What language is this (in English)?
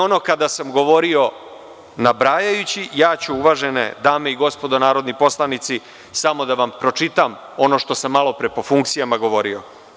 Serbian